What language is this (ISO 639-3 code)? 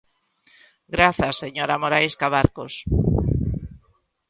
glg